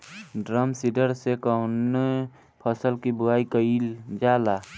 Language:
Bhojpuri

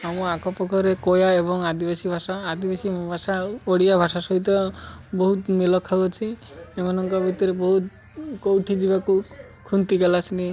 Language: Odia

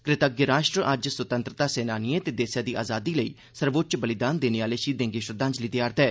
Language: Dogri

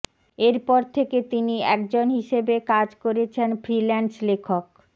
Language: Bangla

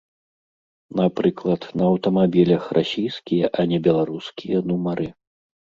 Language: Belarusian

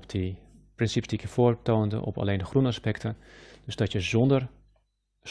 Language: Dutch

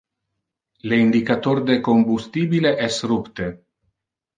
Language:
Interlingua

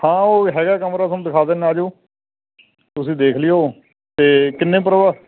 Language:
Punjabi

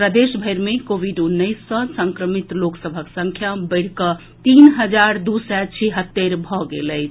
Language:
Maithili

